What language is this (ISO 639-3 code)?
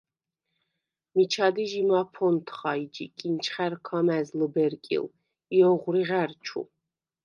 sva